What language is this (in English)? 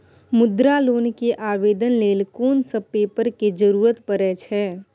Maithili